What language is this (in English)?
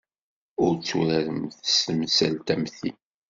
Kabyle